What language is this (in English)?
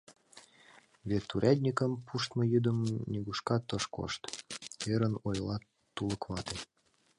Mari